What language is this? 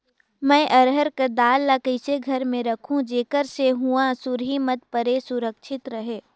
Chhattisgarhi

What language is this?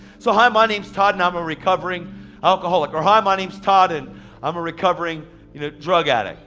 English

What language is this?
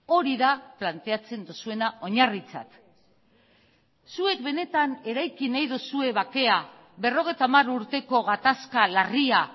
Basque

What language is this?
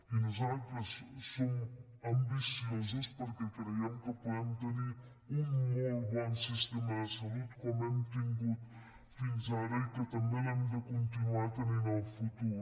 Catalan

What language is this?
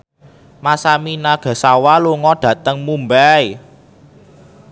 Javanese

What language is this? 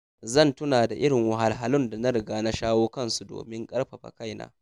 Hausa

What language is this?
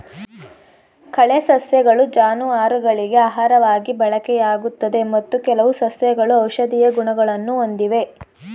Kannada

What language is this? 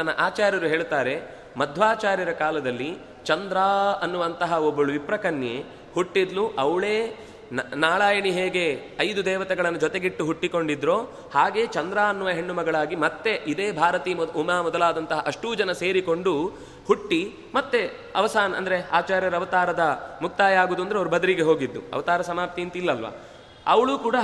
Kannada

